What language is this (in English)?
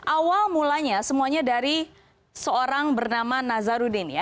Indonesian